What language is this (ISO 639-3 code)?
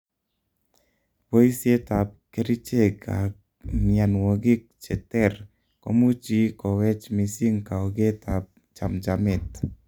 kln